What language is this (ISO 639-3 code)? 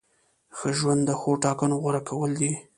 pus